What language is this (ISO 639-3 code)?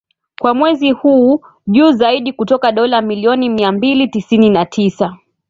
swa